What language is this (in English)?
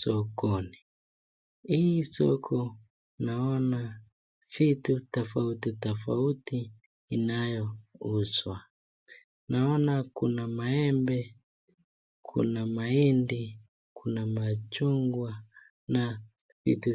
Swahili